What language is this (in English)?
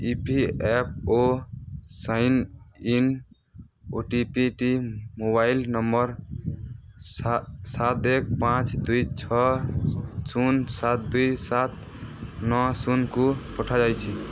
Odia